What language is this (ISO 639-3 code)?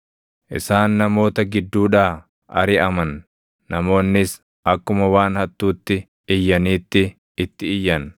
orm